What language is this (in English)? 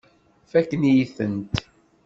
Kabyle